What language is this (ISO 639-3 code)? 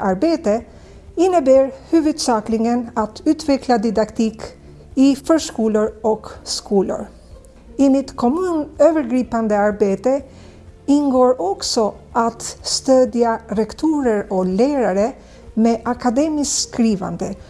swe